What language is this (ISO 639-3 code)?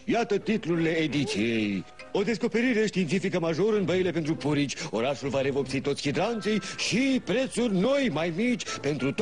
ron